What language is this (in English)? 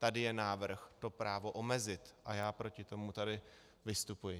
Czech